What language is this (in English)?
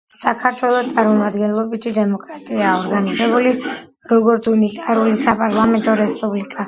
Georgian